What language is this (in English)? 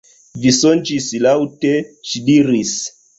Esperanto